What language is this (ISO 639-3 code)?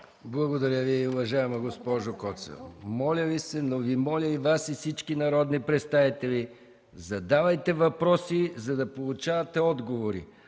bul